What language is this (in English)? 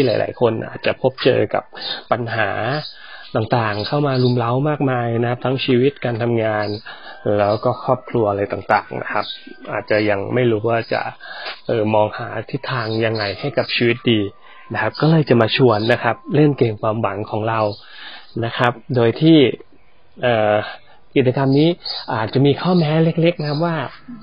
Thai